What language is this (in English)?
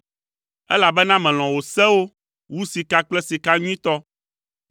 Ewe